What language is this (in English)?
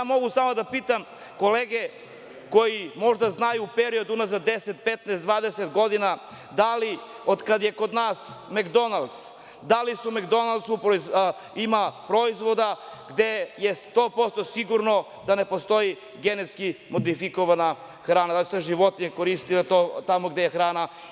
Serbian